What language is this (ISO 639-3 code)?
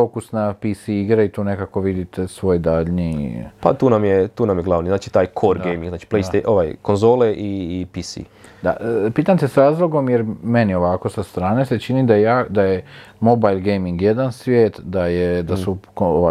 hrv